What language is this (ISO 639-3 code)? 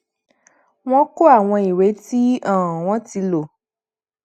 yor